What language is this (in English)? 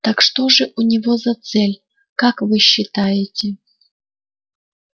Russian